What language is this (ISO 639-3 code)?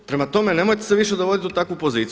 hrv